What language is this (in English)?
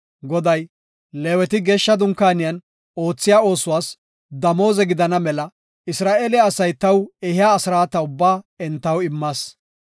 Gofa